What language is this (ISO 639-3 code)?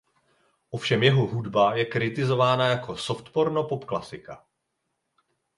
ces